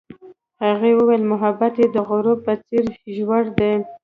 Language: Pashto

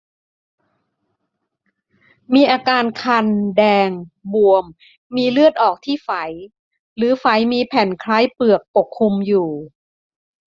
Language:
Thai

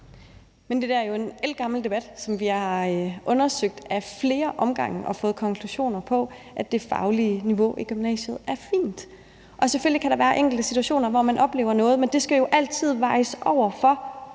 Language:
Danish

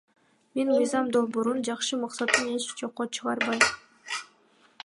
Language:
Kyrgyz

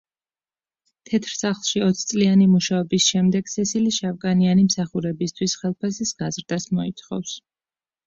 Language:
Georgian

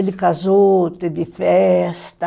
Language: Portuguese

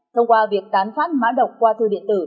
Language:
Vietnamese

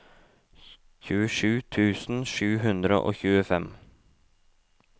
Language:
Norwegian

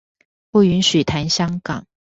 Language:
Chinese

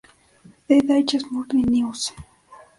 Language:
Spanish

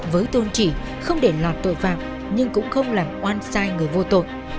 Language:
Vietnamese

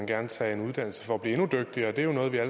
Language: Danish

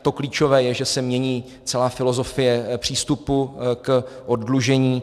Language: Czech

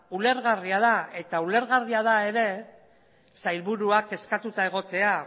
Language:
Basque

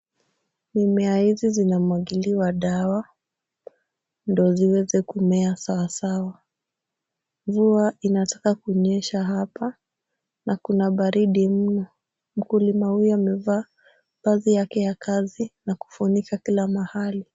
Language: Swahili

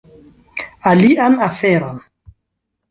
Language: Esperanto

